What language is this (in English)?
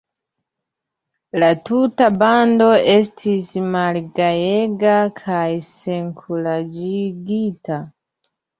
Esperanto